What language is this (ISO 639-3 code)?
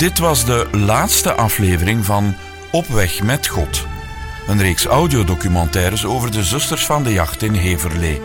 nld